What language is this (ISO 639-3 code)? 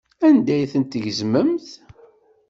kab